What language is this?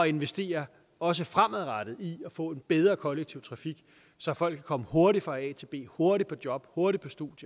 Danish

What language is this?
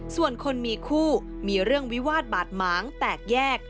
Thai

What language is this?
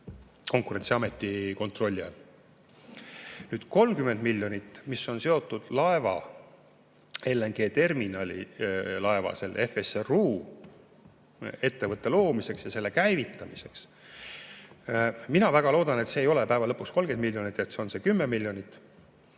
Estonian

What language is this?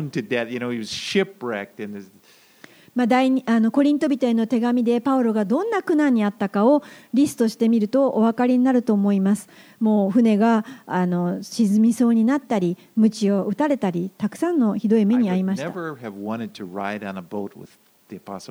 Japanese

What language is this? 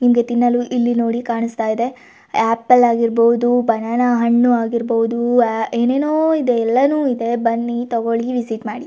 Kannada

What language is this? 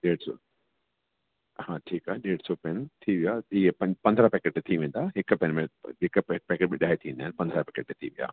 Sindhi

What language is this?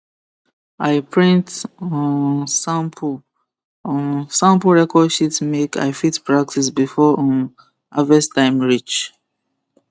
Nigerian Pidgin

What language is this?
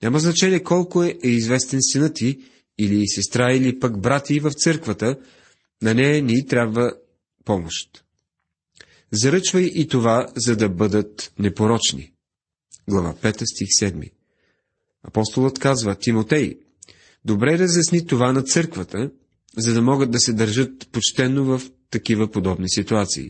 Bulgarian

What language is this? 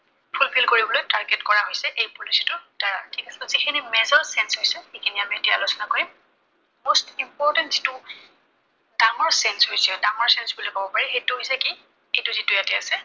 Assamese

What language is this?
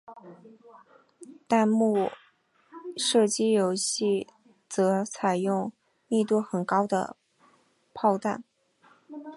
Chinese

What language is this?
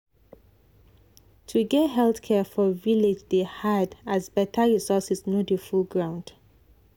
Nigerian Pidgin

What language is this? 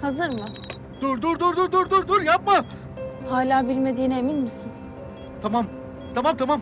Turkish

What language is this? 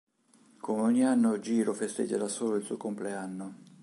Italian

